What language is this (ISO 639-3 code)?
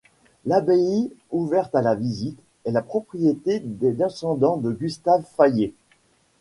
fra